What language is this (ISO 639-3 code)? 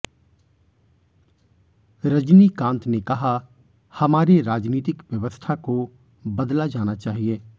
hin